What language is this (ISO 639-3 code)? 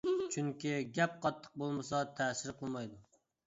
uig